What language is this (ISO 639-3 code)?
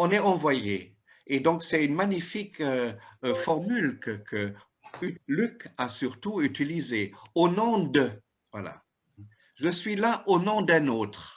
fra